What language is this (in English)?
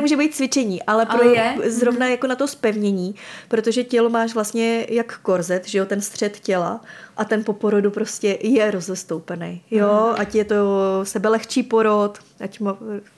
Czech